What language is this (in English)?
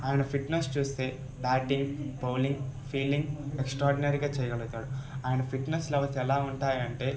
Telugu